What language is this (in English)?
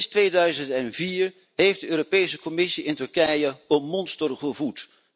Dutch